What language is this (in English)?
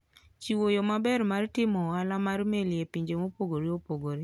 Luo (Kenya and Tanzania)